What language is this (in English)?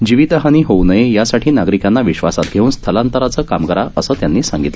Marathi